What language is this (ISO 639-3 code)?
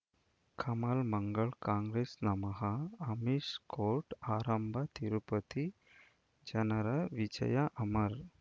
kan